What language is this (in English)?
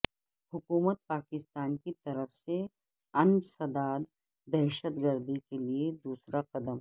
Urdu